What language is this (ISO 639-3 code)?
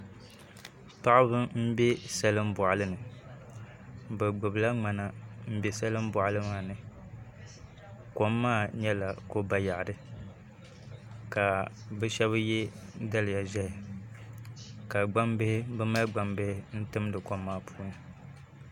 dag